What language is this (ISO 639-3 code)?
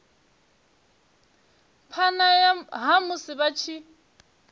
ven